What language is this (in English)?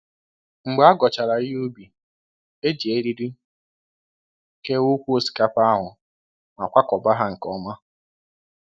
Igbo